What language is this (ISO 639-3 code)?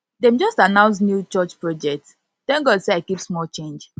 pcm